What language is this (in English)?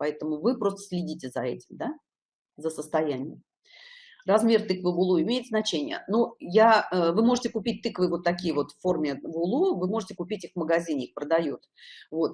Russian